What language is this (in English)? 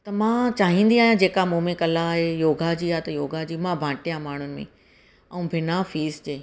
Sindhi